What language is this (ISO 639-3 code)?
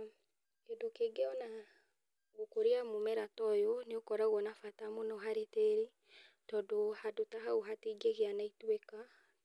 kik